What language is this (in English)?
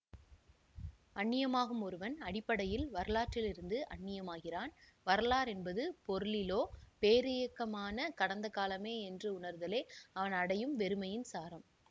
Tamil